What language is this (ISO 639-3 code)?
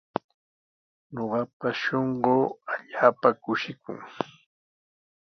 qws